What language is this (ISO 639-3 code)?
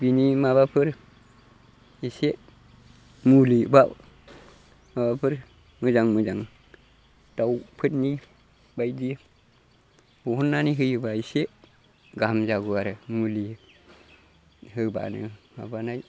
brx